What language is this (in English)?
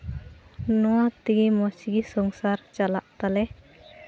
Santali